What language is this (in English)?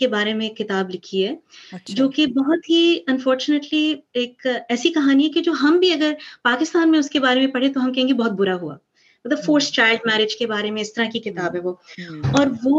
Urdu